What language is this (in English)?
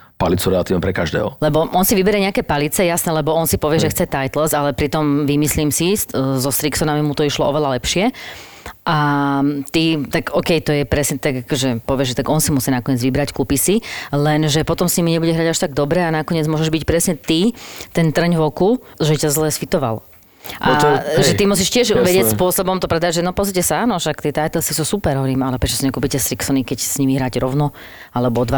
Slovak